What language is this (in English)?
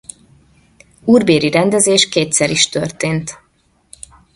Hungarian